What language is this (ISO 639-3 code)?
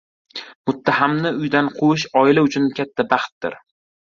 uzb